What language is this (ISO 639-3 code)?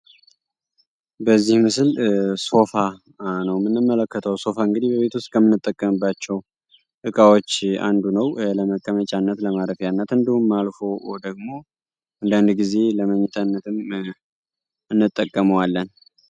amh